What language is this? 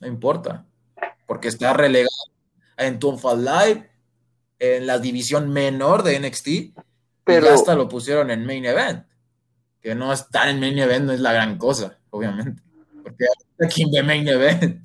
Spanish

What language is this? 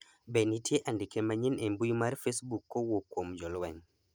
Luo (Kenya and Tanzania)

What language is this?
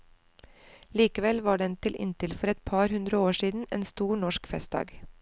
Norwegian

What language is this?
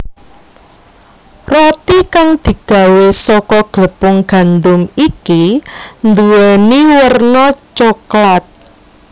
Javanese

